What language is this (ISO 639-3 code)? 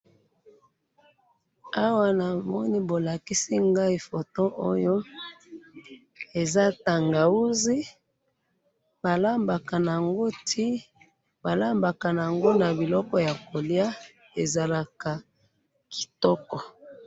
lin